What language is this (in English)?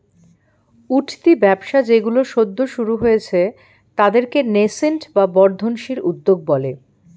Bangla